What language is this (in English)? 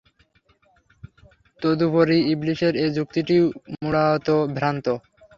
Bangla